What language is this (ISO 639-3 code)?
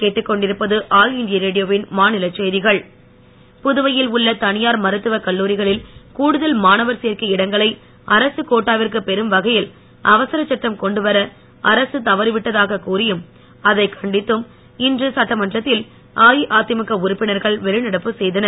tam